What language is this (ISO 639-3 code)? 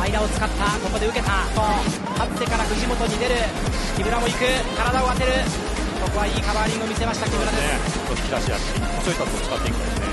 jpn